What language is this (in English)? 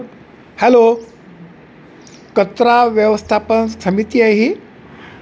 Marathi